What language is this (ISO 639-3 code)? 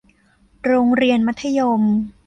tha